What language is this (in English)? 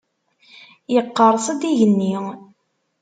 Kabyle